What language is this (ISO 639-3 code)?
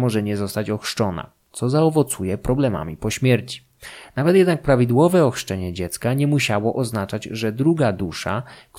pol